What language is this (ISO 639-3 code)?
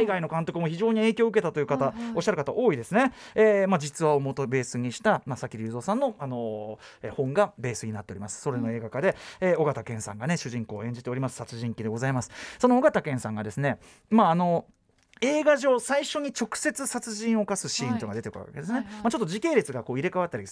jpn